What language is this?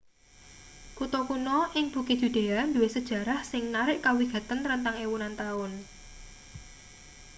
Javanese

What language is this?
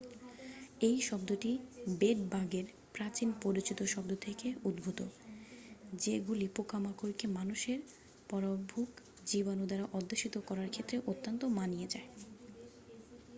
Bangla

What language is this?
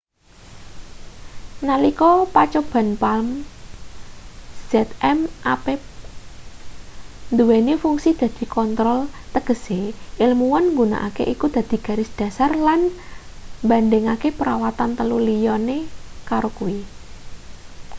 Javanese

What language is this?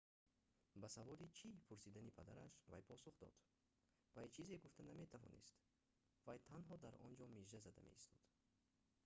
Tajik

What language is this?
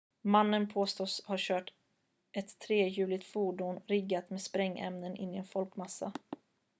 Swedish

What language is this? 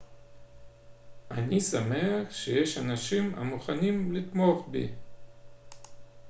Hebrew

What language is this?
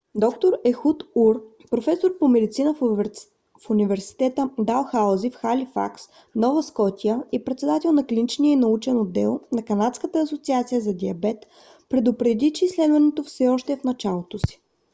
Bulgarian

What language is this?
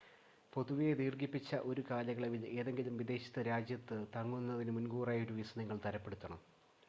Malayalam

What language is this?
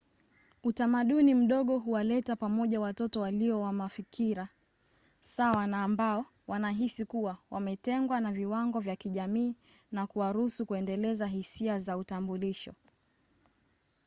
Swahili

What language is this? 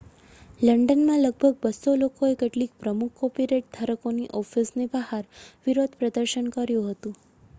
Gujarati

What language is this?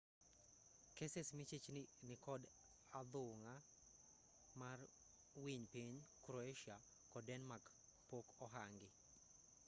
Luo (Kenya and Tanzania)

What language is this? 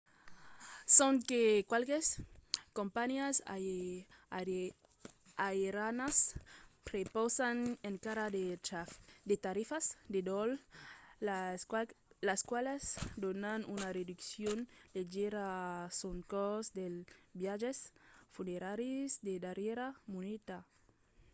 Occitan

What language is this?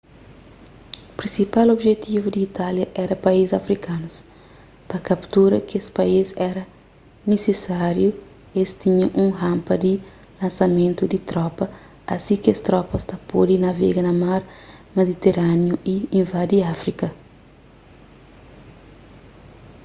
Kabuverdianu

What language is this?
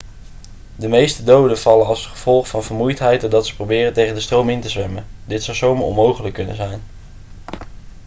Dutch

